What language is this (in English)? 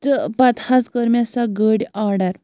Kashmiri